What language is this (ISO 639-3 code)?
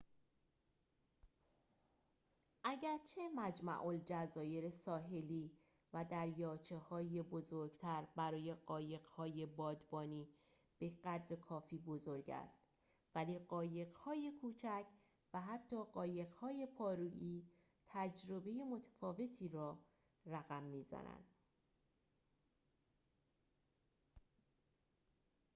fas